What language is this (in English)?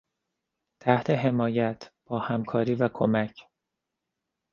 Persian